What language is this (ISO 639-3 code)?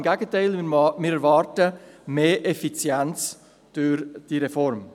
gsw